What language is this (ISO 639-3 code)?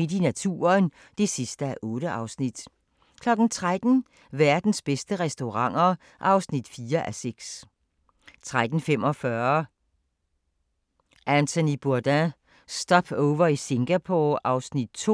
dan